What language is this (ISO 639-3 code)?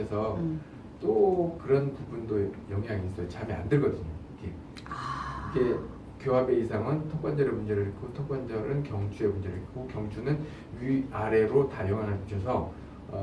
kor